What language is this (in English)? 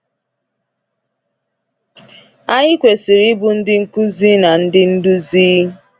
Igbo